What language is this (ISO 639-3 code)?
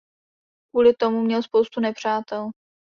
ces